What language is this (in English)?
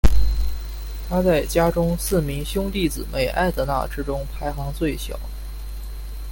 Chinese